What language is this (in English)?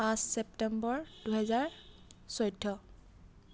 Assamese